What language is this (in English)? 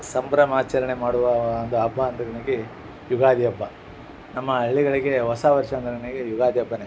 Kannada